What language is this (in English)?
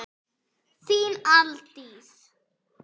Icelandic